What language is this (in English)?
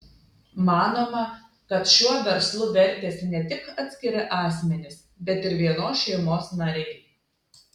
Lithuanian